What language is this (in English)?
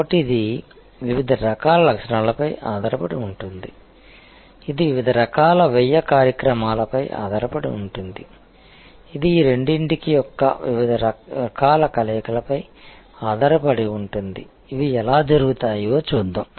Telugu